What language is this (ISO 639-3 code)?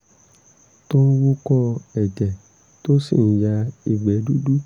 yor